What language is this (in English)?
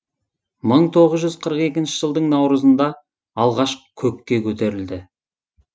Kazakh